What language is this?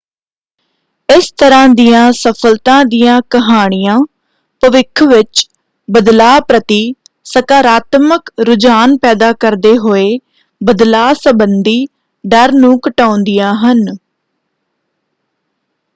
Punjabi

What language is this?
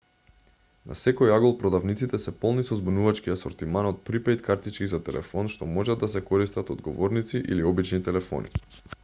Macedonian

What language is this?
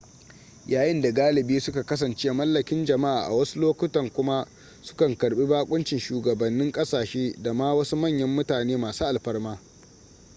Hausa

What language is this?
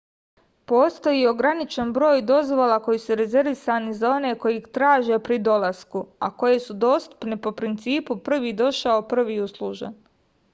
Serbian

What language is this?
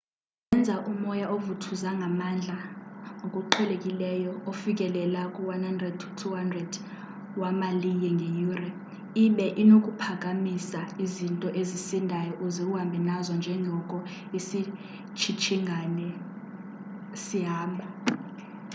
Xhosa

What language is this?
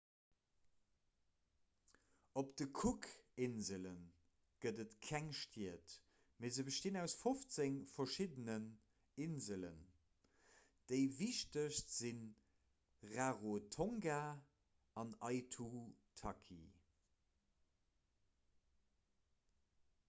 Luxembourgish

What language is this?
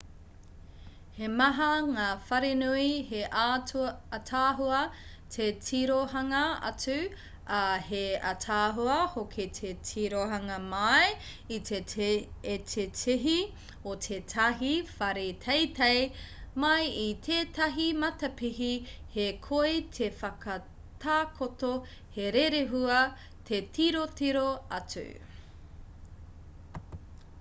Māori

